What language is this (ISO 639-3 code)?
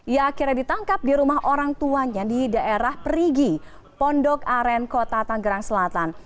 ind